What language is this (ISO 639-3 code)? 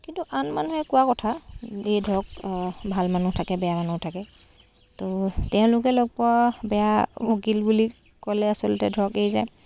asm